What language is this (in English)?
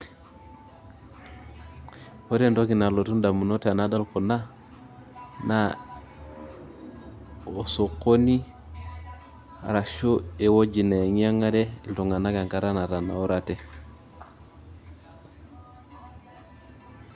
Masai